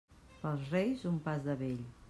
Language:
Catalan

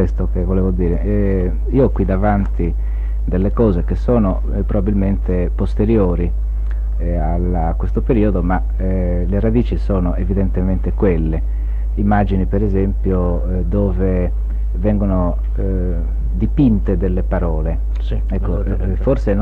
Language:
Italian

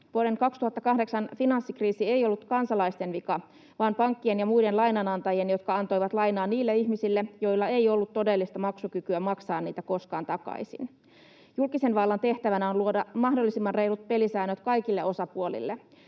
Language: Finnish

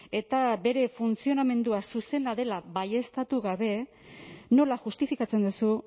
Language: Basque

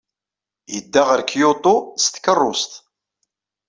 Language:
Kabyle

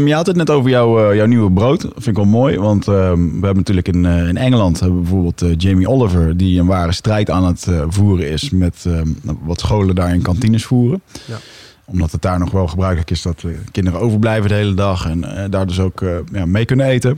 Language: Dutch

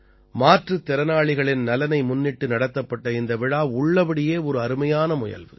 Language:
Tamil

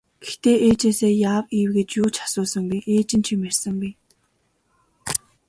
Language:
Mongolian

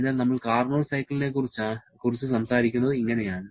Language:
Malayalam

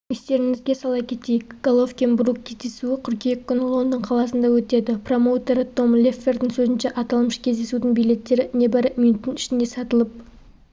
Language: Kazakh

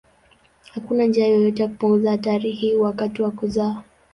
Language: Swahili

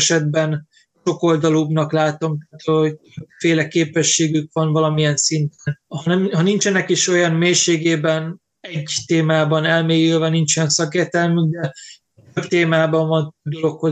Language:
Hungarian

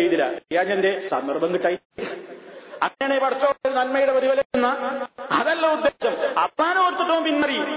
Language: Malayalam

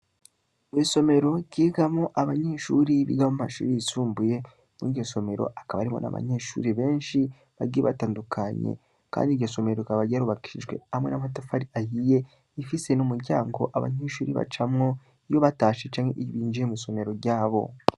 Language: Rundi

